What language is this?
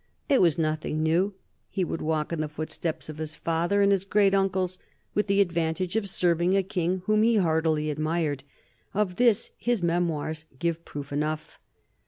English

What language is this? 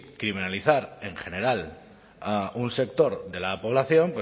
Spanish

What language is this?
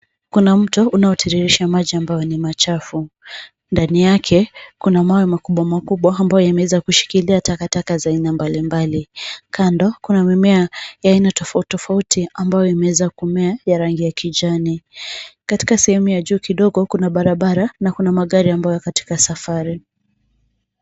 Swahili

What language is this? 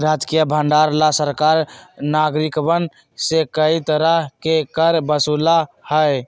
Magahi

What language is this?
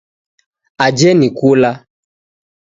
Taita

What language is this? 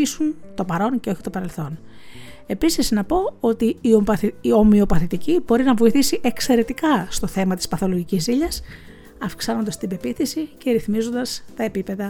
Greek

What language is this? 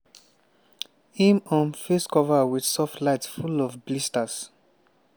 Nigerian Pidgin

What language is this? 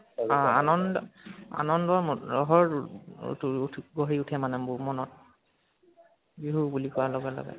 Assamese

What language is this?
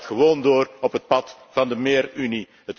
Dutch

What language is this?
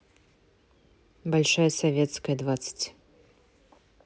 Russian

